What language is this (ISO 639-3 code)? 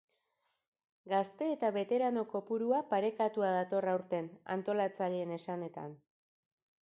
eus